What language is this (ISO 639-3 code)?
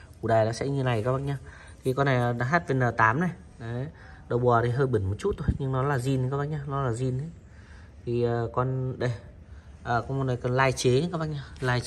vie